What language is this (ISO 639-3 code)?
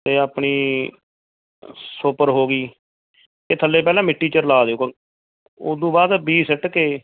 pan